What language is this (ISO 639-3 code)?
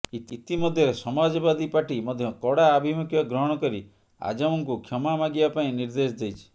ori